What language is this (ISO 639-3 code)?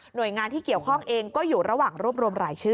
tha